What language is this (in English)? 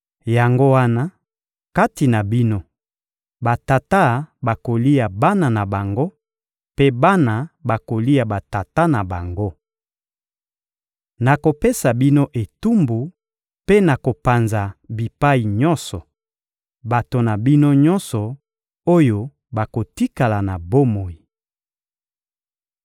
Lingala